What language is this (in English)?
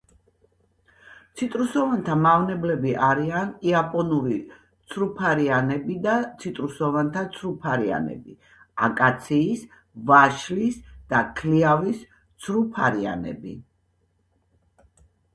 Georgian